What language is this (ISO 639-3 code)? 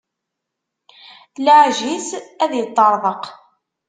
kab